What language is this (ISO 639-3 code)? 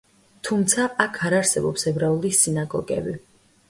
kat